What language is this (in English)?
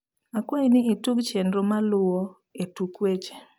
Luo (Kenya and Tanzania)